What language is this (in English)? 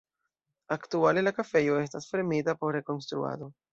Esperanto